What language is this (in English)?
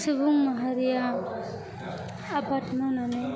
Bodo